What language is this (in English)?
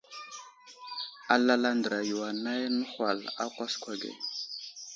Wuzlam